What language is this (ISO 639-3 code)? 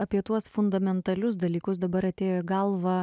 lit